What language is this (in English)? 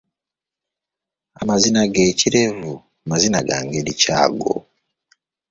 Ganda